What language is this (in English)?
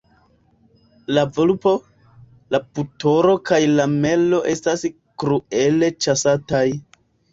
Esperanto